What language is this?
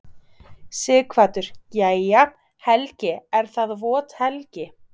Icelandic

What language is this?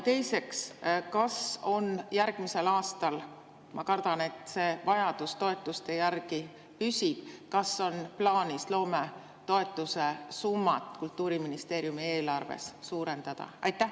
Estonian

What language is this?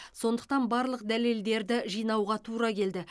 Kazakh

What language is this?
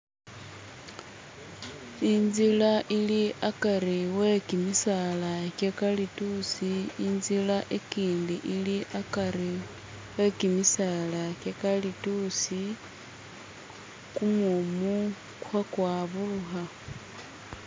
Masaaba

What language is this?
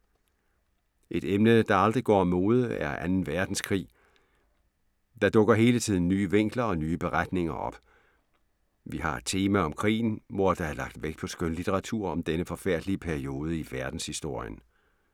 Danish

